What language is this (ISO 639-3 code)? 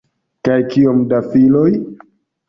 epo